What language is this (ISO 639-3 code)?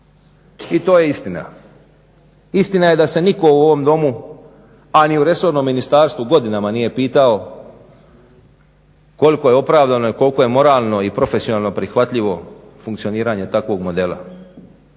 hrv